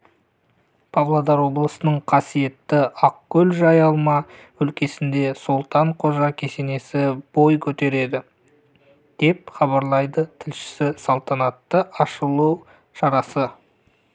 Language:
Kazakh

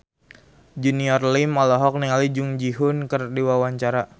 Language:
Sundanese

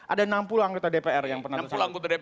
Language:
Indonesian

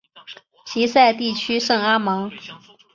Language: Chinese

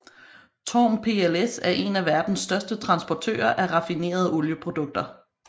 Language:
Danish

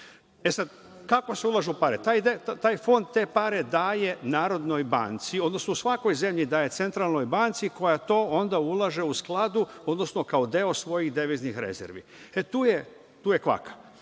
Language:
Serbian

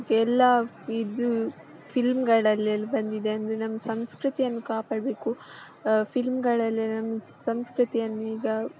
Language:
Kannada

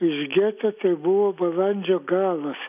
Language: Lithuanian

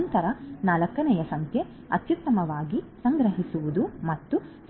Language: Kannada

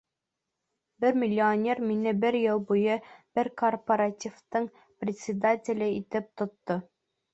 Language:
Bashkir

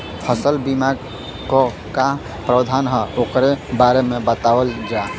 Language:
Bhojpuri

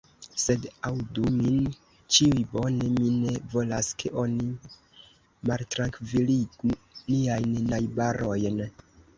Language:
Esperanto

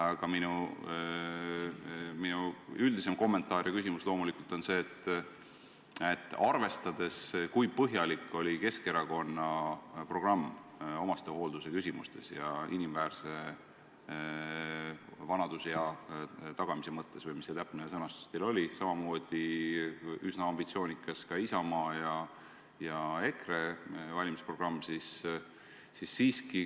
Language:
Estonian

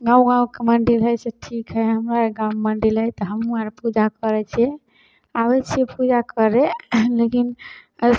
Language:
Maithili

